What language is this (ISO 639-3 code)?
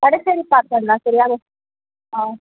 tam